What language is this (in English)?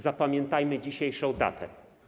Polish